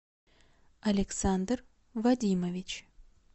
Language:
Russian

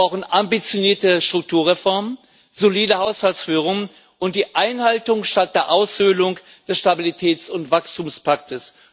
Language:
German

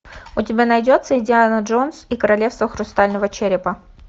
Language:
Russian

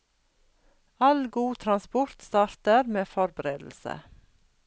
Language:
Norwegian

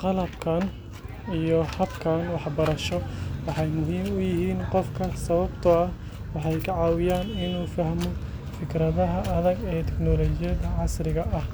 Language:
Somali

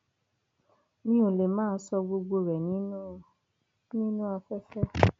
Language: Yoruba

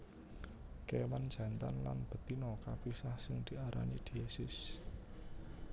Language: Javanese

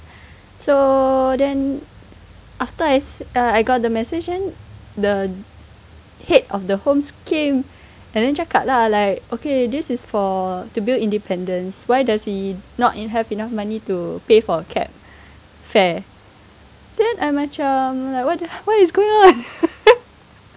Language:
English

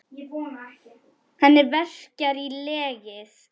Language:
Icelandic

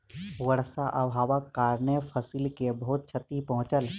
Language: Maithili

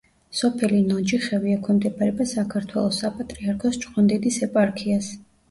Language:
Georgian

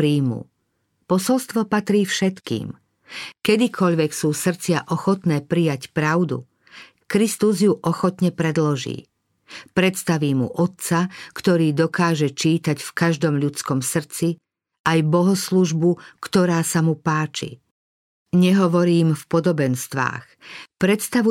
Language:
Slovak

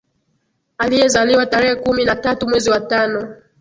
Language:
Swahili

